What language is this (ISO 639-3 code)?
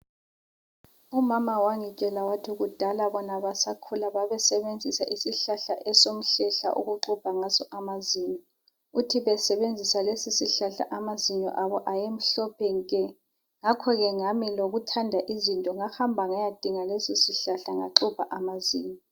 nde